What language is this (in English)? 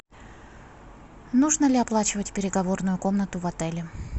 Russian